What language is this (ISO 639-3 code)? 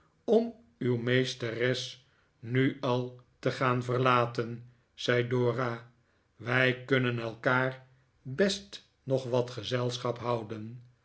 nld